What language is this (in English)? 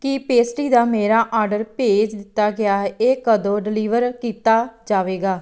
Punjabi